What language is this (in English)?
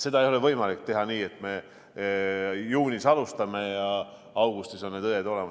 Estonian